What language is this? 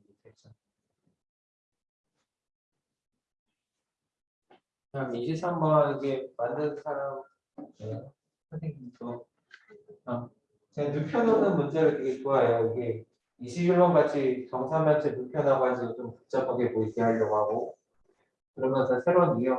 Korean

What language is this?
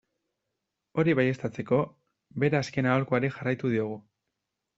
Basque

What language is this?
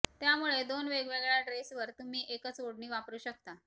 Marathi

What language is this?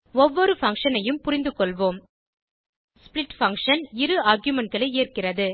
Tamil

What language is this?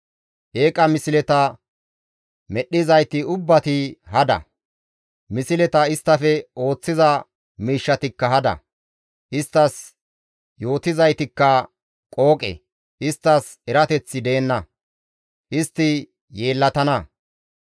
Gamo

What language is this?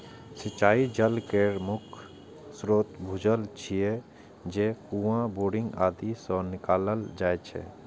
Maithili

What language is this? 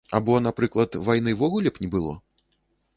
Belarusian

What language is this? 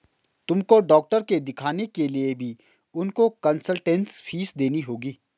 Hindi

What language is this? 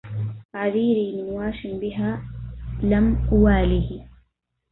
Arabic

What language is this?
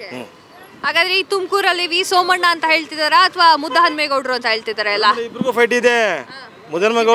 Kannada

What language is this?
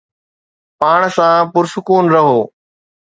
Sindhi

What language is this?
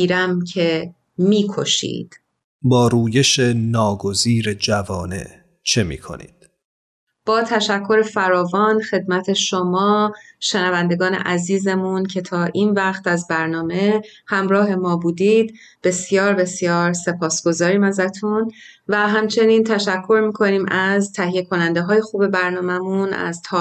Persian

